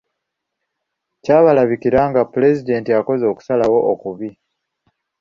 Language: Ganda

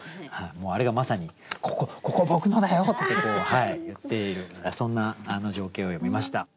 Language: Japanese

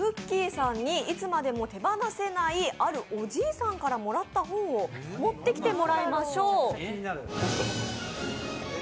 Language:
Japanese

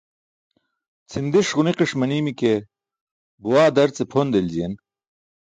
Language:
Burushaski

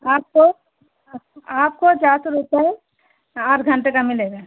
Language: Hindi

